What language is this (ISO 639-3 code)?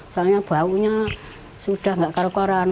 ind